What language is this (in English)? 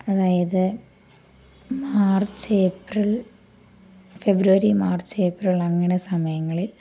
Malayalam